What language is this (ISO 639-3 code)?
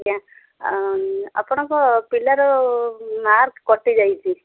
ori